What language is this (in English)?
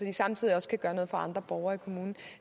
Danish